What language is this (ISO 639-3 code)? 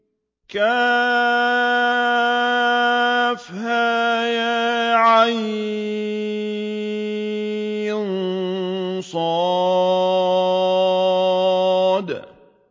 ara